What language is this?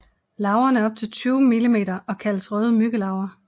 Danish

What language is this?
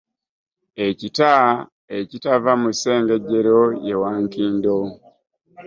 Ganda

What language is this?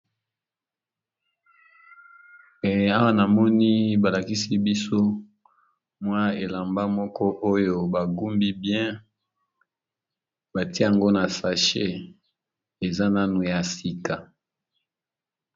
Lingala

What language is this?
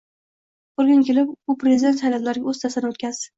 Uzbek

